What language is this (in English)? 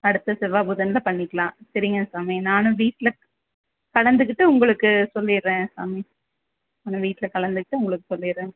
Tamil